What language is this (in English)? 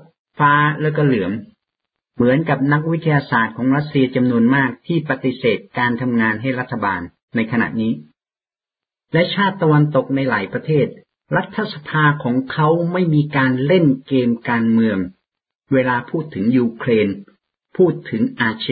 Thai